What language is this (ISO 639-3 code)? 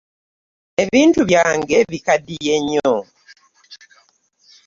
lug